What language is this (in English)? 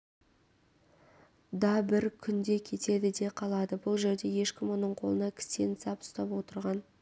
Kazakh